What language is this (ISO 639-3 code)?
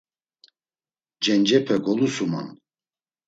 lzz